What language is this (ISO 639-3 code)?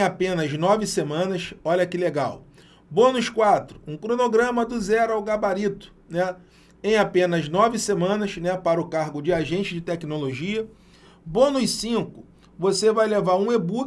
por